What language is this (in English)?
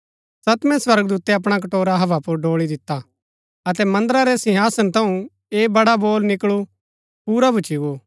Gaddi